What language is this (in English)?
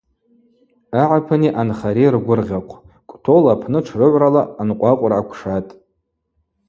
Abaza